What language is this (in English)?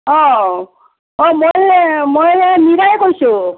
Assamese